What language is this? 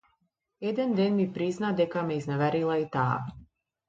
Macedonian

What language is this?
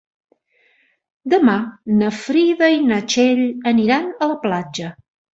Catalan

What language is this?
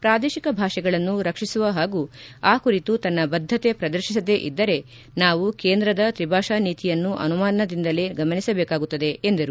Kannada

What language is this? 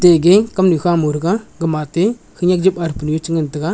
Wancho Naga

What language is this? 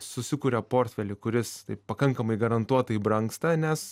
Lithuanian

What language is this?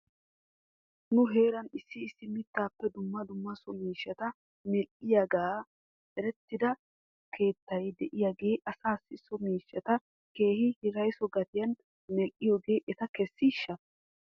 Wolaytta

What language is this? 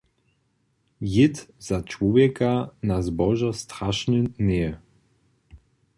Upper Sorbian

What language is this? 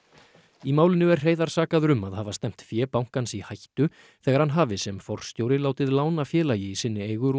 Icelandic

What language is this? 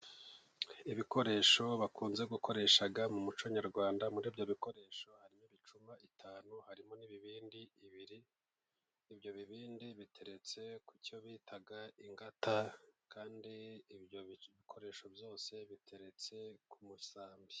Kinyarwanda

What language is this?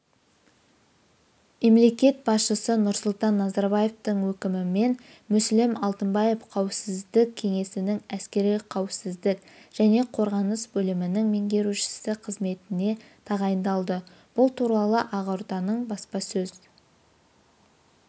Kazakh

